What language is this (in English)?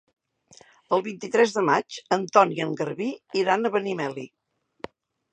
Catalan